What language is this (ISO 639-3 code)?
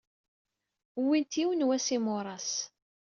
kab